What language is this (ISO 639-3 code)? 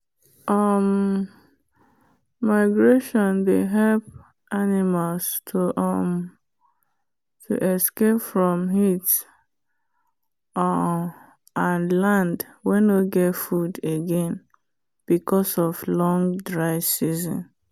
pcm